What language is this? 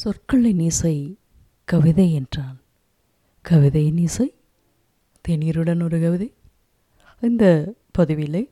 Tamil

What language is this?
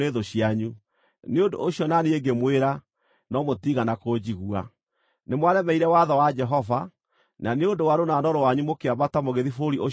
Kikuyu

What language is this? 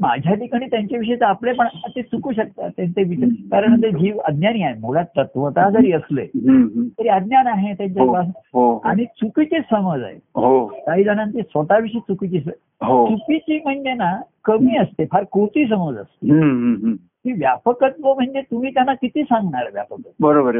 Marathi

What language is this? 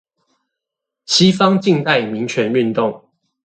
Chinese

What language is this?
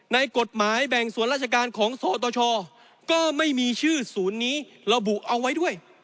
Thai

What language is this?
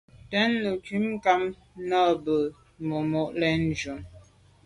Medumba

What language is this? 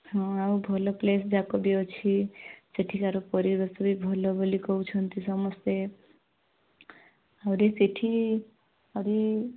Odia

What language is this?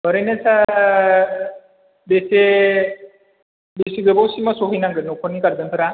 Bodo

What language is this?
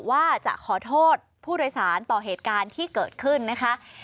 Thai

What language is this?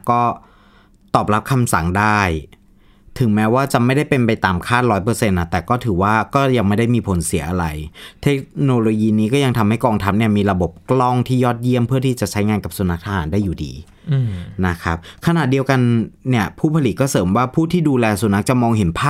Thai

